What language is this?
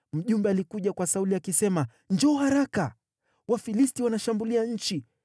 Swahili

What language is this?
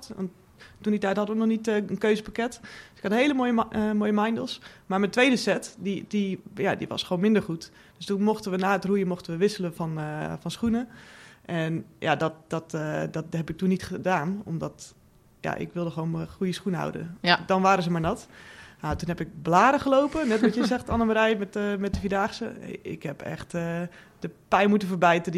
Dutch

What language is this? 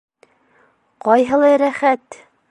Bashkir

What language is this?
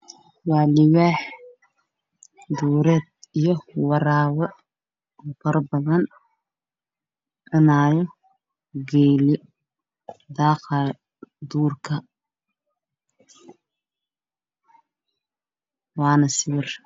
Somali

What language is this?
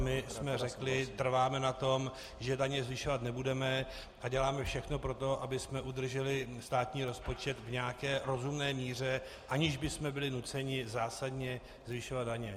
Czech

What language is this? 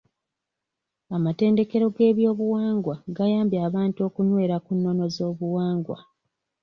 Ganda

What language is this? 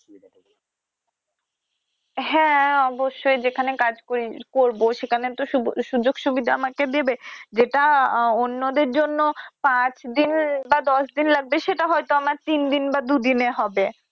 Bangla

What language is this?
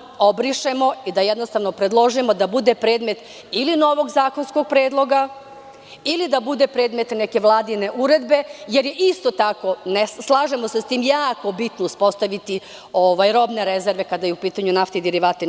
Serbian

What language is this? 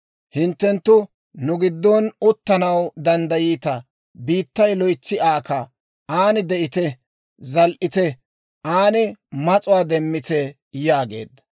Dawro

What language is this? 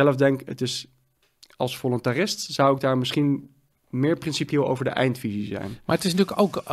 Dutch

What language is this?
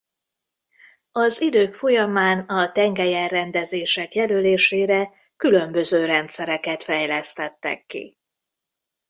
Hungarian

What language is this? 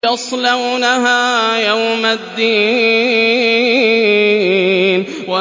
Arabic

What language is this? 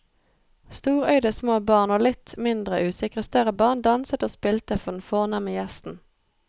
Norwegian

